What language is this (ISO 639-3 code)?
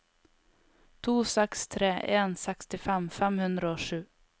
nor